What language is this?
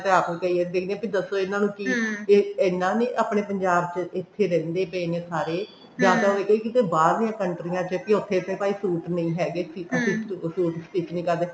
Punjabi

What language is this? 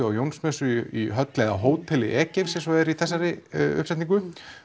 Icelandic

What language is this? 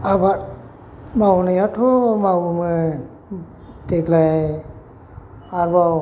Bodo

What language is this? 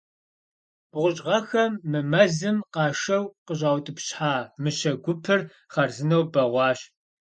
Kabardian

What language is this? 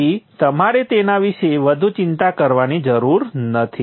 Gujarati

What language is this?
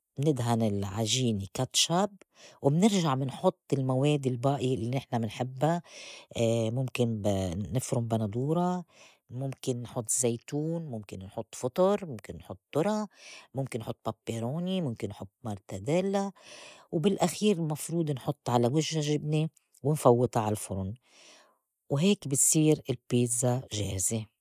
North Levantine Arabic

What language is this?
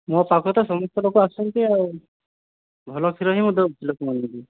Odia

